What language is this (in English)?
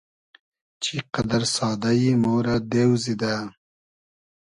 Hazaragi